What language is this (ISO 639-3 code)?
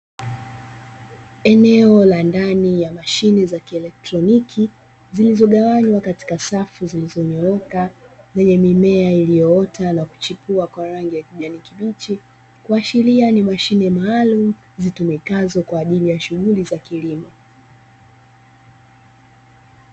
swa